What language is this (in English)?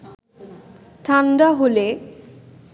Bangla